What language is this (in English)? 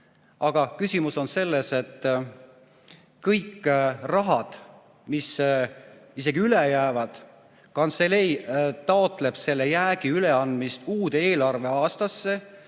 Estonian